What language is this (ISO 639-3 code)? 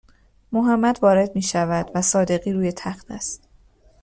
fas